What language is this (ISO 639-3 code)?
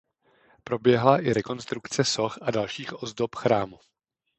ces